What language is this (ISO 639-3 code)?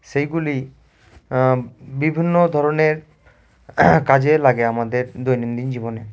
ben